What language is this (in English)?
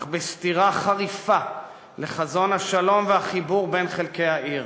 Hebrew